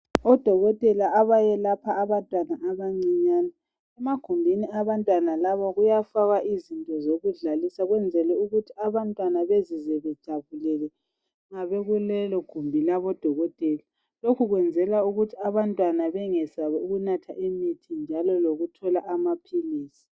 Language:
North Ndebele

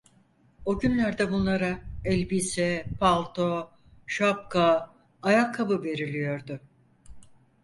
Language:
Turkish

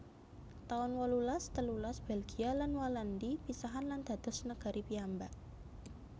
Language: Javanese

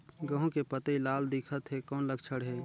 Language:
Chhattisgarhi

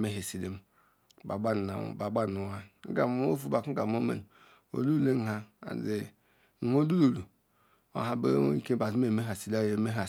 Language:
Ikwere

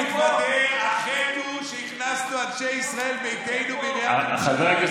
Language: Hebrew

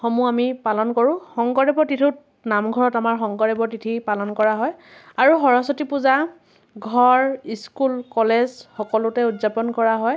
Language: Assamese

